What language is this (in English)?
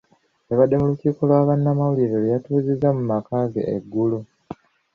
Ganda